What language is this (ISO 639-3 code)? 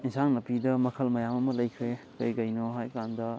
mni